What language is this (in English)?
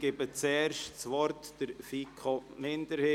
Swiss German